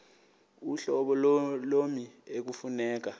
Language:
Xhosa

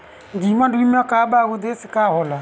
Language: Bhojpuri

